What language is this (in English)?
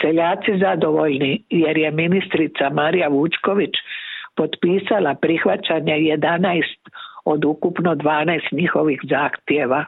Croatian